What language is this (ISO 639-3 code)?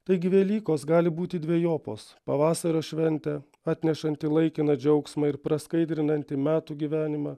lit